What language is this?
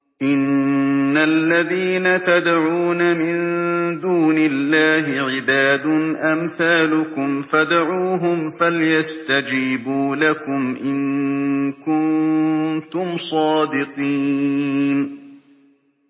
Arabic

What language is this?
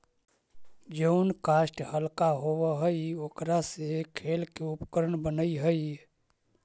Magahi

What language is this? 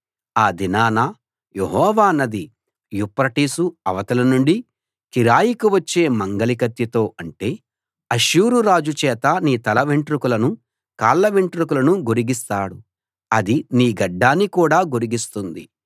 Telugu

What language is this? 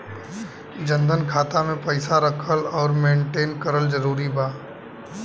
Bhojpuri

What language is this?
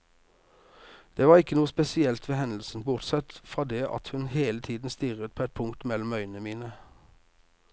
Norwegian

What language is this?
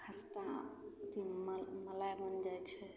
Maithili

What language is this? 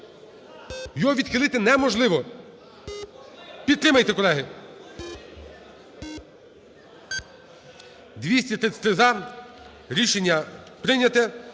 Ukrainian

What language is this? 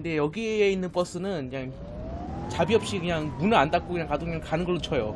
Korean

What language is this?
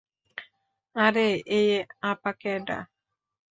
Bangla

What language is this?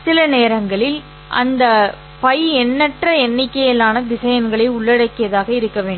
Tamil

